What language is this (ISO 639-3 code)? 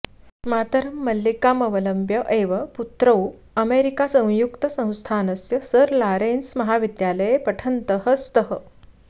san